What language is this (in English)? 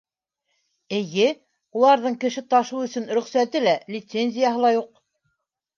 Bashkir